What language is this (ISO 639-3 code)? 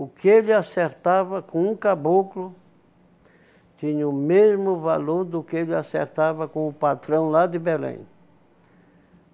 por